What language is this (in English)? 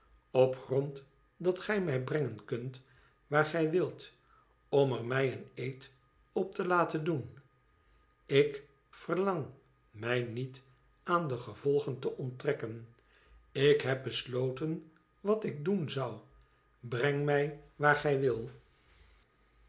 Dutch